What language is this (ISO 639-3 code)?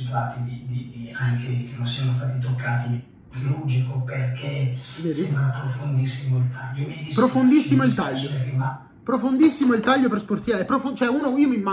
ita